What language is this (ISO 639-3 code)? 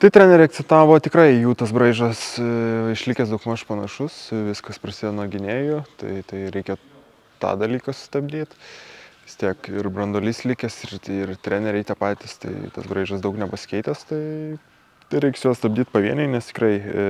lit